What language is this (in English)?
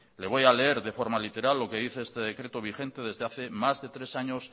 Spanish